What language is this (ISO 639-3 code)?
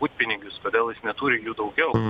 lit